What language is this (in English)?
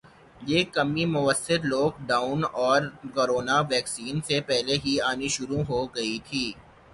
Urdu